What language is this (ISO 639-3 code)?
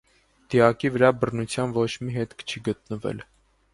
hye